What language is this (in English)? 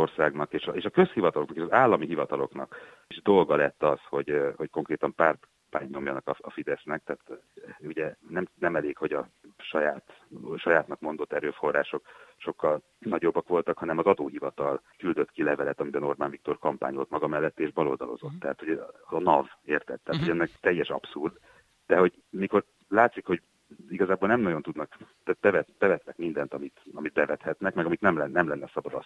Hungarian